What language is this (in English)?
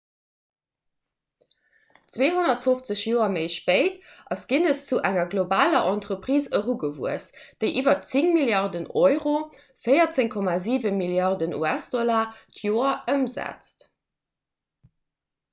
Luxembourgish